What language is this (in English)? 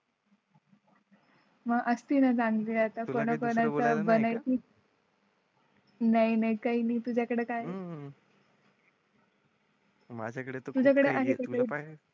Marathi